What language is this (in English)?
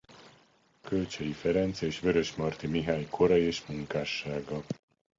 Hungarian